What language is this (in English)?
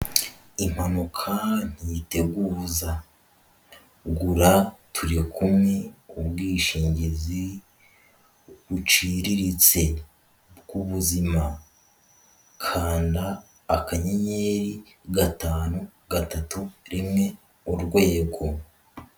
Kinyarwanda